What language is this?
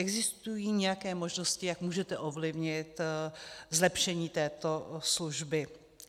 Czech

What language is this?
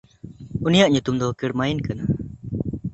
Santali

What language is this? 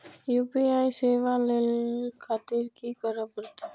Maithili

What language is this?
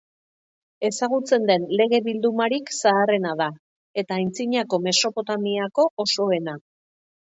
Basque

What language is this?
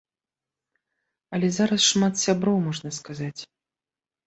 Belarusian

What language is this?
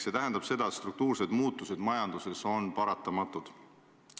Estonian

